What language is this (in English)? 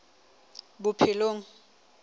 Southern Sotho